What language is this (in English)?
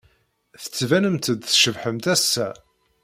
Kabyle